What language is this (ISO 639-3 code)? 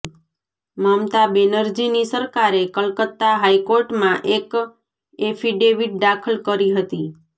guj